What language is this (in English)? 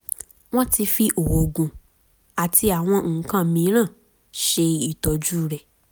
Yoruba